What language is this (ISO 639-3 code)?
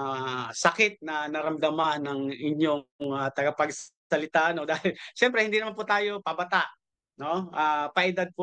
fil